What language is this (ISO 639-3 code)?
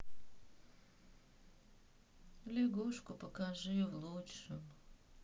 rus